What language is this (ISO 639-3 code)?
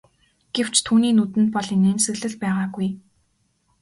mon